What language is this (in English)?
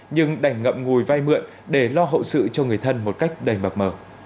Vietnamese